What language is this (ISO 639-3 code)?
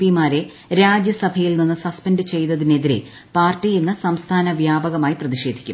mal